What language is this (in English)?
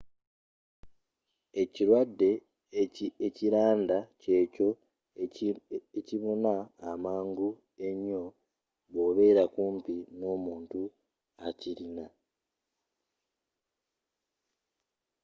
Ganda